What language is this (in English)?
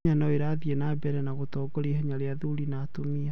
Kikuyu